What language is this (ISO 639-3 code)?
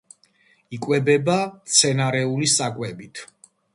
kat